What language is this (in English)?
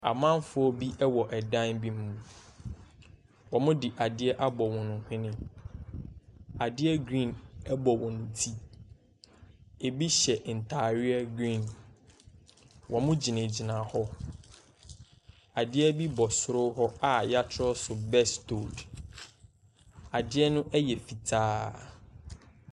Akan